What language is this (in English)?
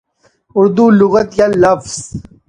Urdu